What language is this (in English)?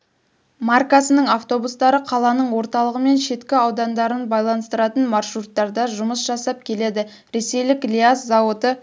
Kazakh